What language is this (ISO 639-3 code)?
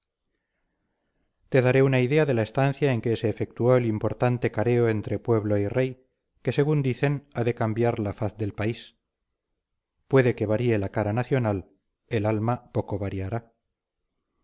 spa